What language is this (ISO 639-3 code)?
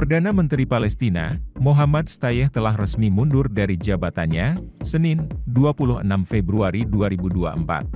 ind